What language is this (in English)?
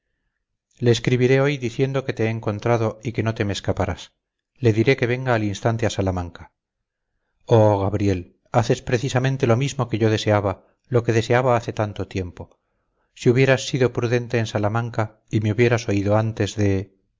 Spanish